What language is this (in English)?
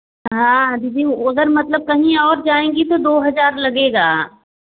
Hindi